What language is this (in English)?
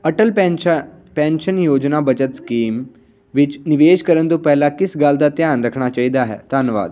Punjabi